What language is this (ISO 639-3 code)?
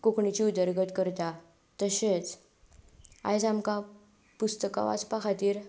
kok